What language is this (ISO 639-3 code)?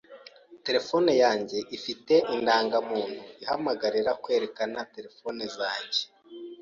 kin